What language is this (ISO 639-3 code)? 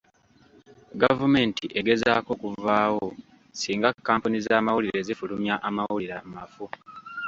lug